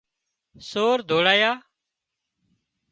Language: Wadiyara Koli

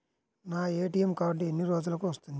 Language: Telugu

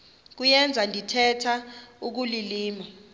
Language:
Xhosa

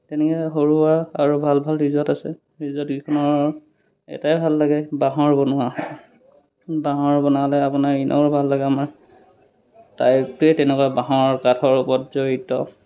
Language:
Assamese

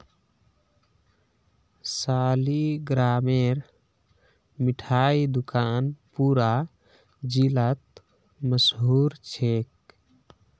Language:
Magahi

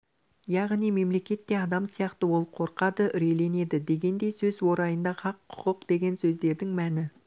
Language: Kazakh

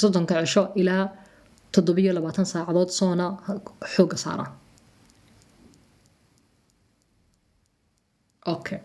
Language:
Arabic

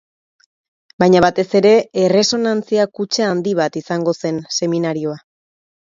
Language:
Basque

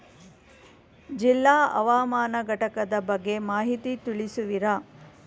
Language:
Kannada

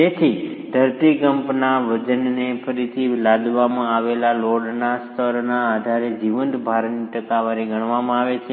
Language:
Gujarati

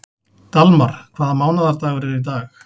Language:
Icelandic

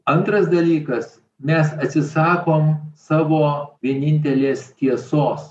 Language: Lithuanian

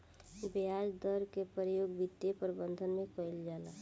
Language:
Bhojpuri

